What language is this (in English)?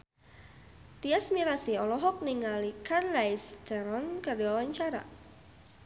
Sundanese